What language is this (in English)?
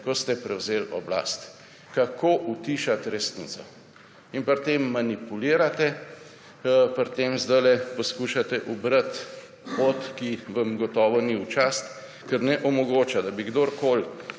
Slovenian